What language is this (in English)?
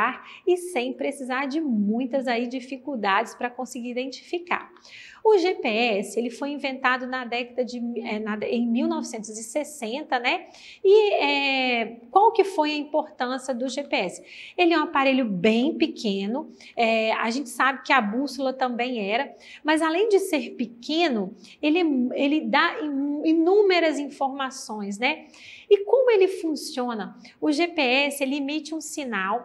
Portuguese